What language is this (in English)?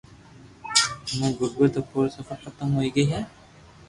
Loarki